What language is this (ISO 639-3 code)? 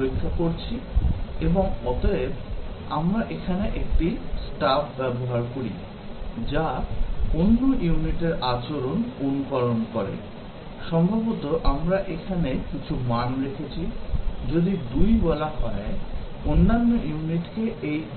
ben